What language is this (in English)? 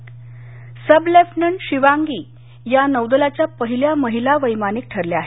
Marathi